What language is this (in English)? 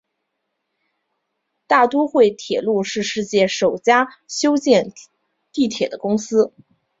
Chinese